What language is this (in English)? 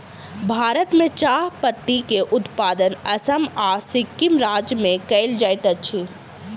Maithili